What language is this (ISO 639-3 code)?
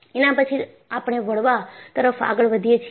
guj